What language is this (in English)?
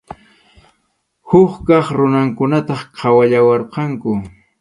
Arequipa-La Unión Quechua